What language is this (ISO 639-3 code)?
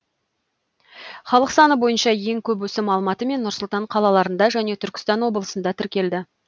kaz